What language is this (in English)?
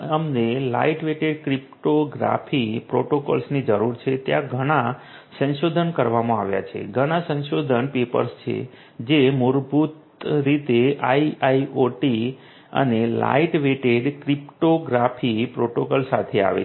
Gujarati